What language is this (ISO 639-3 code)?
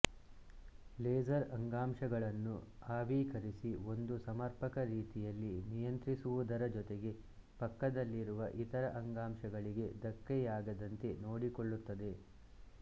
kan